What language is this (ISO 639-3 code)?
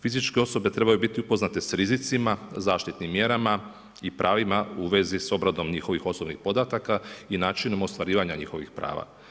hrv